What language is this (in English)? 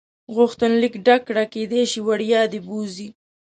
Pashto